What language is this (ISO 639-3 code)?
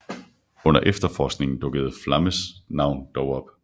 dan